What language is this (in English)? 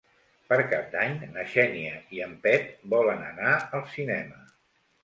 Catalan